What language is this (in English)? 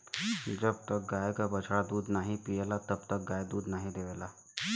Bhojpuri